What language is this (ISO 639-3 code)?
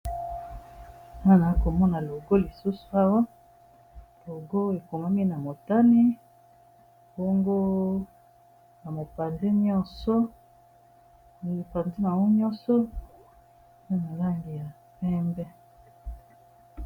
lin